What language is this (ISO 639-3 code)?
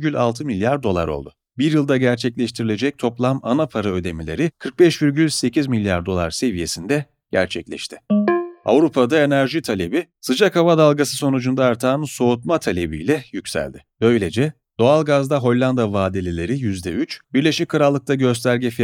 tur